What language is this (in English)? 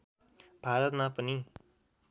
Nepali